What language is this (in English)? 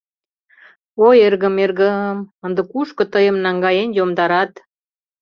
Mari